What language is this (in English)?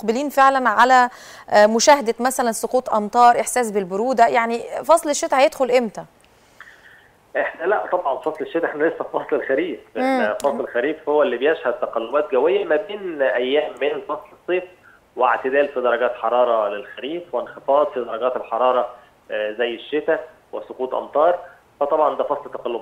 Arabic